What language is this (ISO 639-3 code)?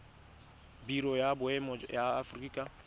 tsn